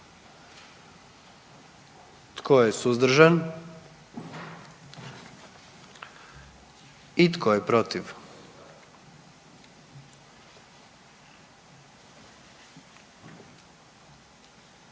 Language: Croatian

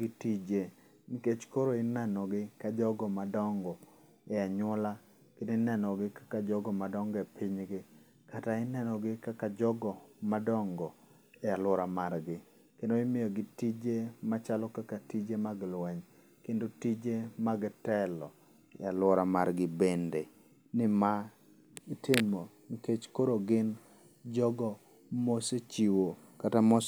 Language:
Luo (Kenya and Tanzania)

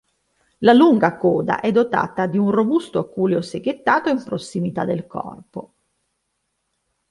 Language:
Italian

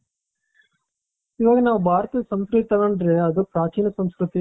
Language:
Kannada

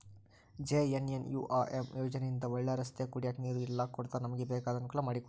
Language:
Kannada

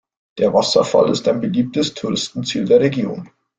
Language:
German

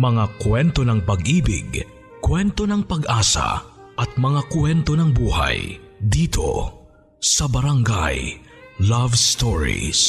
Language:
Filipino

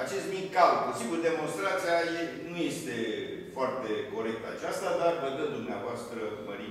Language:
Romanian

